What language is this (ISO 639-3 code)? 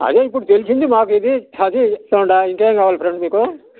tel